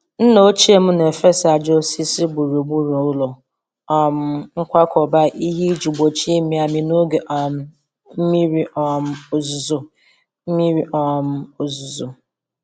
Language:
Igbo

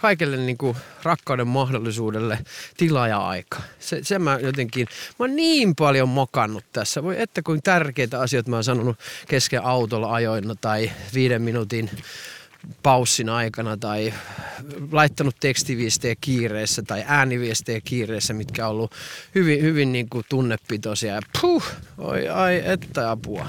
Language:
Finnish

